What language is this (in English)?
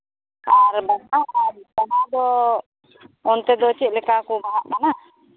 Santali